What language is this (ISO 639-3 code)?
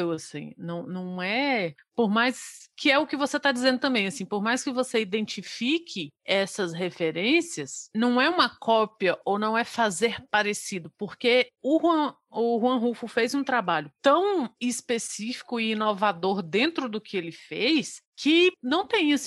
por